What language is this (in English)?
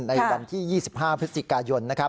Thai